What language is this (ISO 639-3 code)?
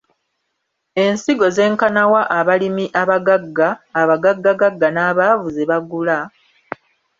lug